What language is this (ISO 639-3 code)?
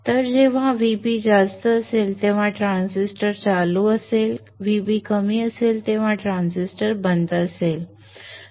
mar